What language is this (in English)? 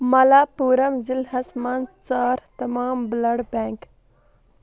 Kashmiri